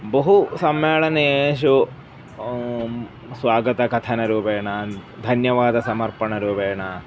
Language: Sanskrit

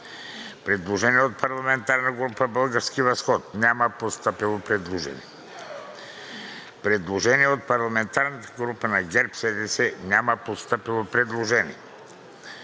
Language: Bulgarian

